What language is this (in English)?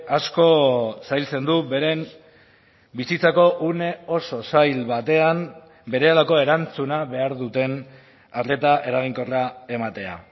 Basque